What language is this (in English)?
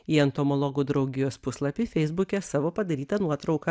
Lithuanian